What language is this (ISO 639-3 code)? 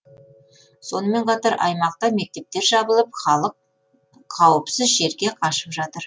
kaz